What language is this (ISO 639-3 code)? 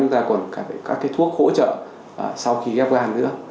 vie